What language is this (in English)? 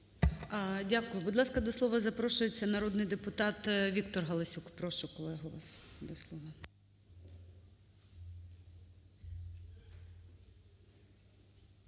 Ukrainian